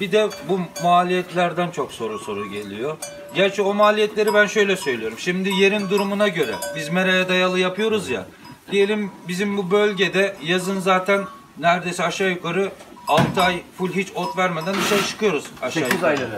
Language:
Turkish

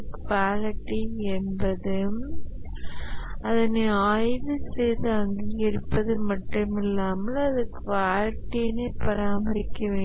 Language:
Tamil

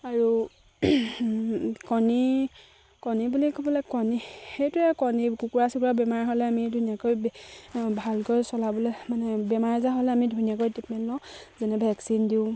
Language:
Assamese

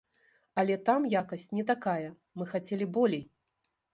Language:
Belarusian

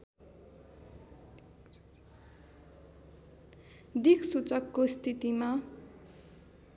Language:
Nepali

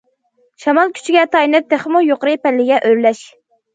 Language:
Uyghur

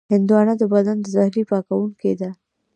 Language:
Pashto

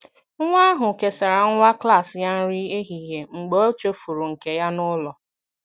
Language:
Igbo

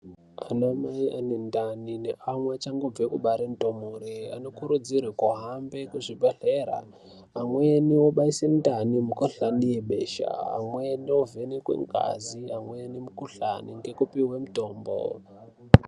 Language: Ndau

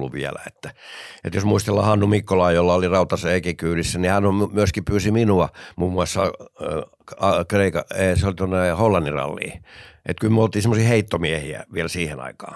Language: Finnish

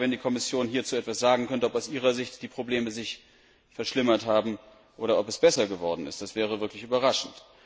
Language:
German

